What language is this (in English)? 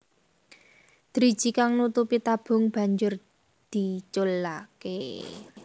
Javanese